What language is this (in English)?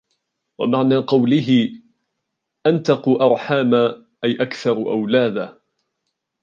Arabic